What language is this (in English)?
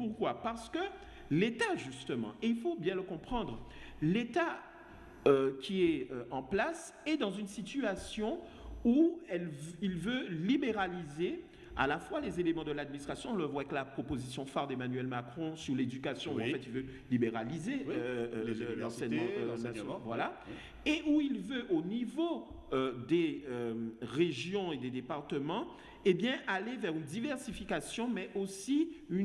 French